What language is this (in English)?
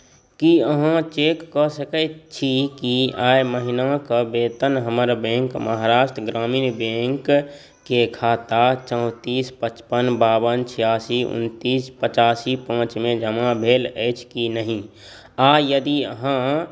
Maithili